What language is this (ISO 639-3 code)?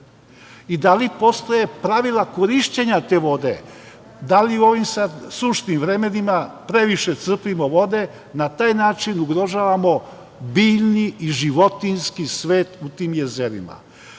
srp